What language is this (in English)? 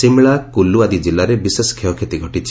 Odia